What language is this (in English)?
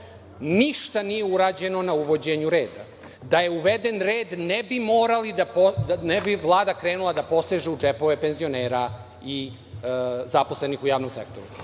Serbian